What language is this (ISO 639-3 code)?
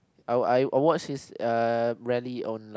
eng